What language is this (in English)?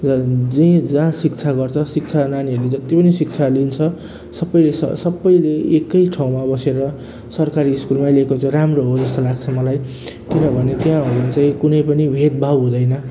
Nepali